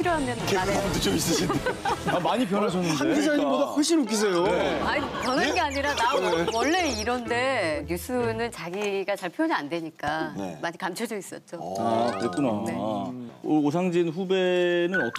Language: Korean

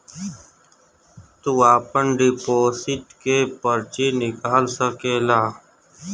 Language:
Bhojpuri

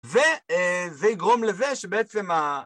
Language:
Hebrew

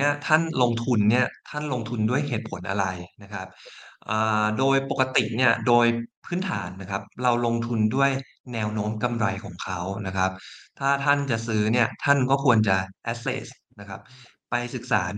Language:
Thai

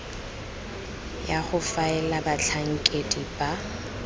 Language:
Tswana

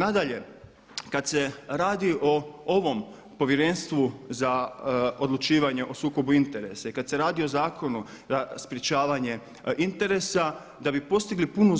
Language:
Croatian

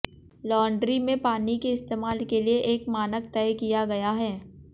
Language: Hindi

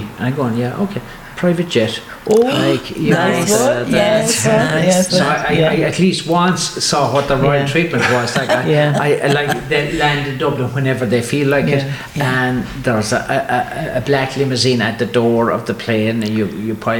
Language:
English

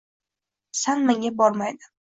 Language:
Uzbek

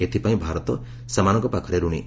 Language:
Odia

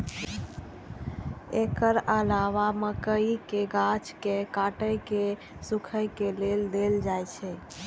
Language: Maithili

